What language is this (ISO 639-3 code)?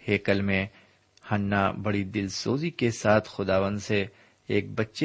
urd